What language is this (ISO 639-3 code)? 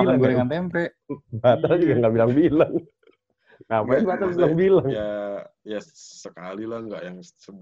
ind